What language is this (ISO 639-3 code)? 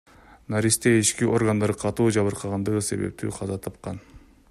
kir